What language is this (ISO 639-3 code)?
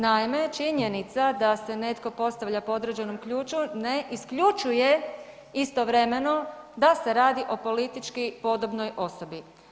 hrv